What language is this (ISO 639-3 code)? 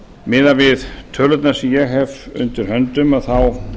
isl